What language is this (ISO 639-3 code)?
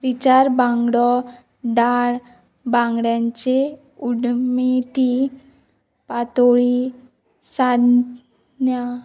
kok